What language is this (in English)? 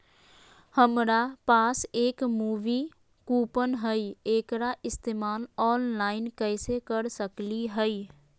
Magahi